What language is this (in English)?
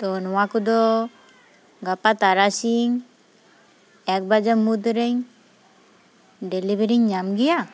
Santali